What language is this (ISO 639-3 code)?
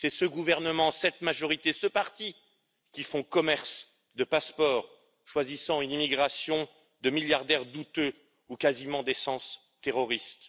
fra